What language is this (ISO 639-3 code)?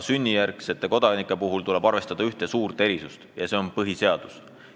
est